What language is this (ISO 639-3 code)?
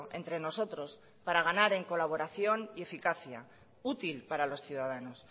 spa